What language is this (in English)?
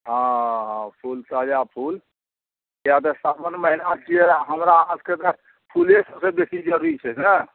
Maithili